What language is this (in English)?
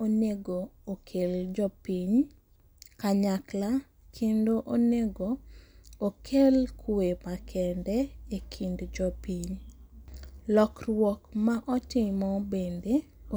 Luo (Kenya and Tanzania)